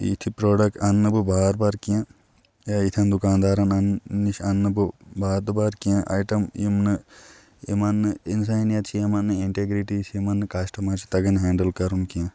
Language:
Kashmiri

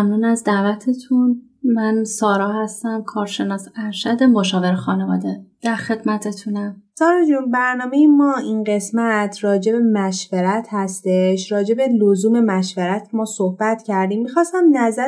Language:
Persian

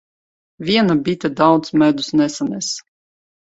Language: Latvian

